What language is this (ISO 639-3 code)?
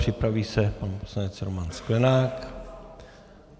ces